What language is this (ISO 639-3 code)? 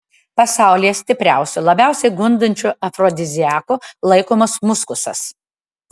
lit